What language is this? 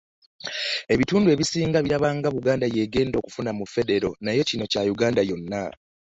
Ganda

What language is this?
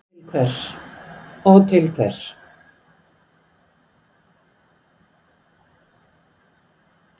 Icelandic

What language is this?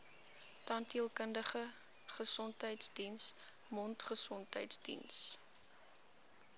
Afrikaans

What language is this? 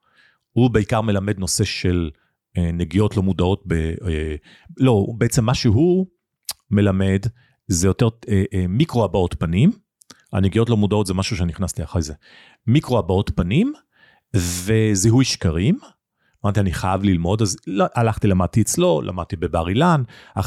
Hebrew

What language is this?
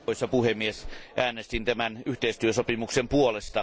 Finnish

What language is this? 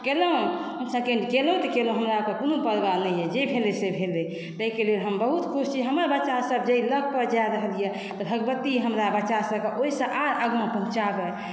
Maithili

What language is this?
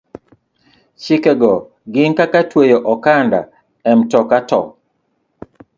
Luo (Kenya and Tanzania)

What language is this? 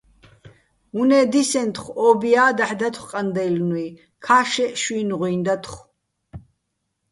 Bats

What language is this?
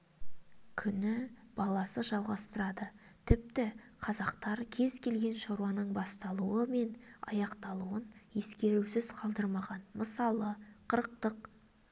Kazakh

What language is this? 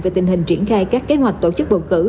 Vietnamese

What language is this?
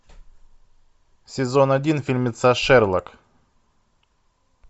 Russian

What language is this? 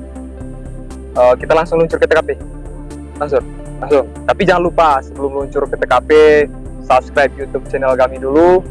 Indonesian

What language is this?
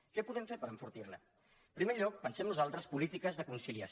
Catalan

